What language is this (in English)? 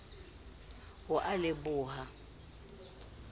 Southern Sotho